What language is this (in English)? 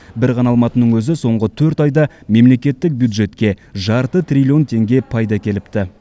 Kazakh